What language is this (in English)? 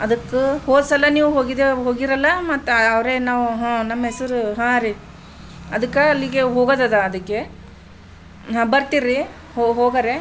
Kannada